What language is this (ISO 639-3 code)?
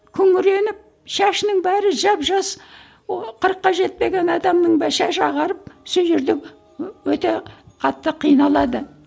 kaz